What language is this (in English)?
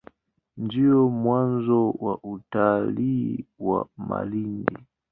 Swahili